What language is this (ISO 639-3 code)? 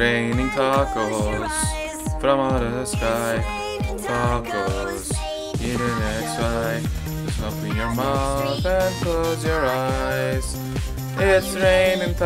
tur